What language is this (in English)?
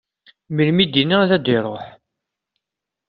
Kabyle